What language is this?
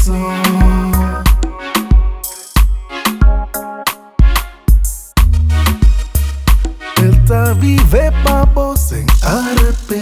Romanian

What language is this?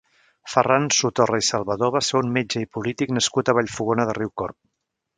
Catalan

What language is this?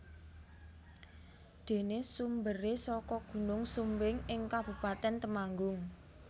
Javanese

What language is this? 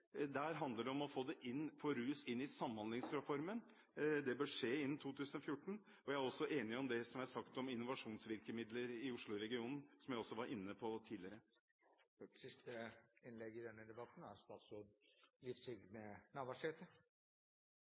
Norwegian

